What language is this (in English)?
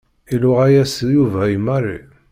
Kabyle